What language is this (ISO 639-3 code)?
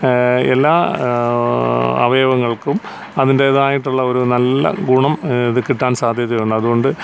mal